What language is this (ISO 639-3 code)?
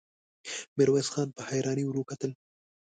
pus